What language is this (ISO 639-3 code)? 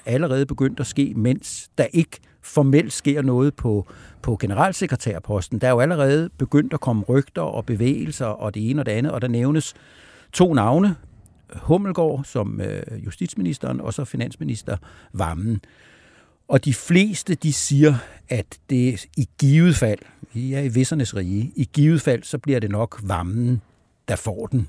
dan